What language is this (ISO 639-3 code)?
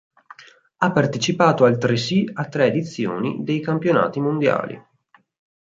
ita